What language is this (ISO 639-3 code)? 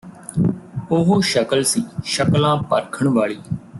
pan